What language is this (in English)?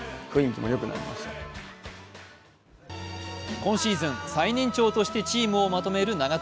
Japanese